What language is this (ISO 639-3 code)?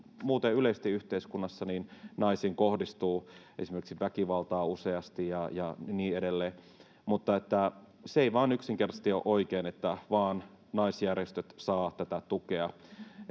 fin